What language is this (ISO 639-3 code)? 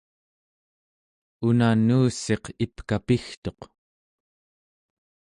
esu